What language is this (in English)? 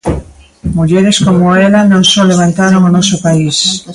Galician